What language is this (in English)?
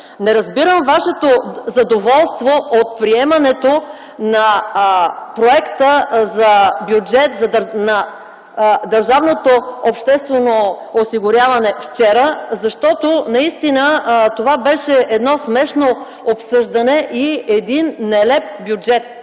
Bulgarian